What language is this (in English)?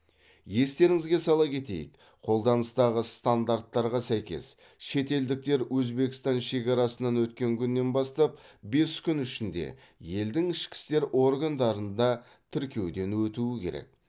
Kazakh